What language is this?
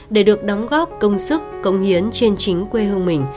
Vietnamese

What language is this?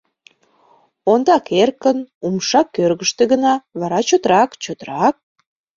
Mari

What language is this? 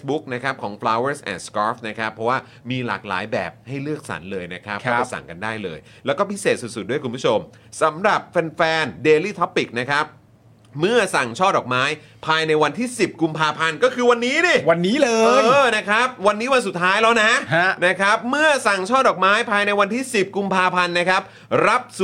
Thai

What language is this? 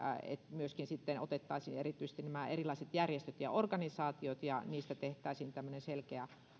Finnish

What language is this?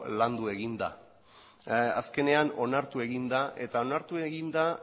Basque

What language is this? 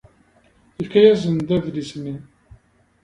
Kabyle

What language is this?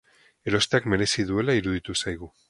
Basque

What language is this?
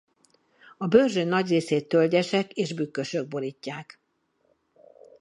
Hungarian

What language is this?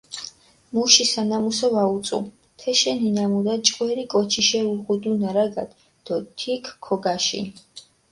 Mingrelian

